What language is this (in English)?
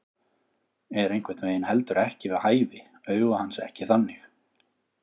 Icelandic